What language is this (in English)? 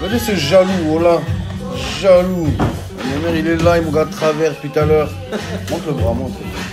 French